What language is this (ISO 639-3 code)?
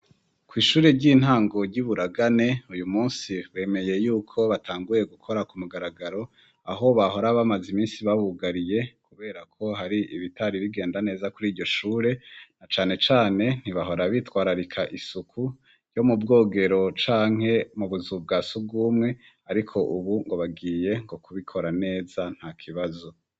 run